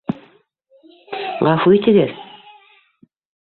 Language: Bashkir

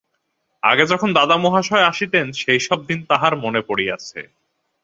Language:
Bangla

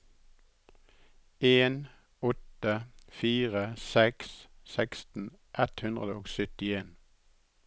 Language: Norwegian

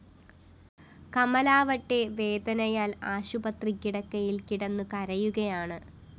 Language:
Malayalam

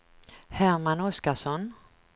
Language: Swedish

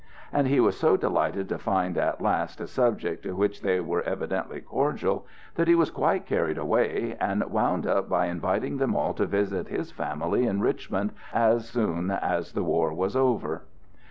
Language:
English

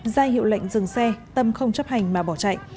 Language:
Vietnamese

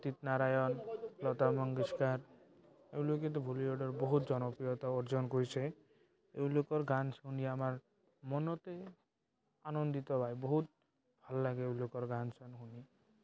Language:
Assamese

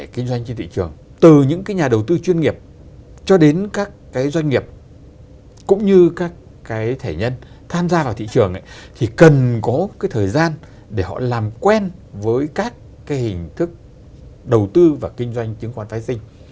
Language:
Vietnamese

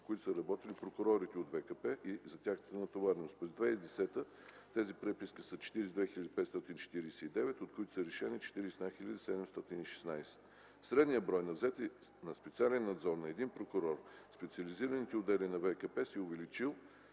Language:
Bulgarian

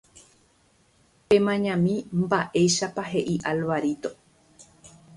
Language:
Guarani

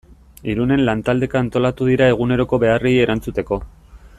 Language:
Basque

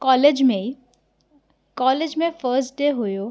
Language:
Sindhi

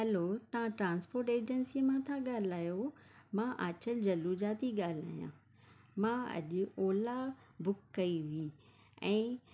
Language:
Sindhi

